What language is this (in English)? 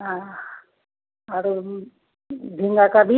Hindi